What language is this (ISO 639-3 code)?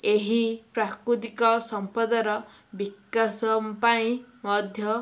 ori